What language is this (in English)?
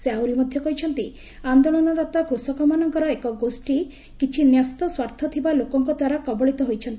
Odia